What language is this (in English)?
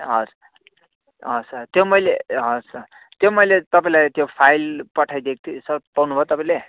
Nepali